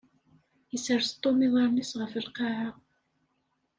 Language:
Kabyle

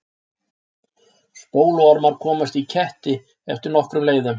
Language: Icelandic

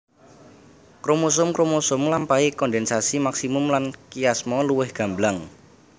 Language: Javanese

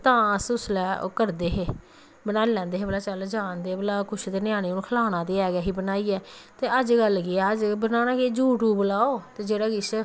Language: Dogri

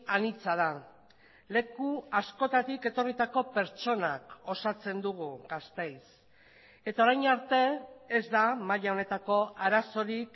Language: Basque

